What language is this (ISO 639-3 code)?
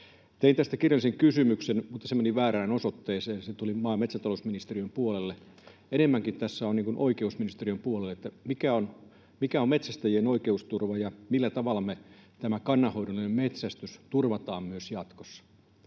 fin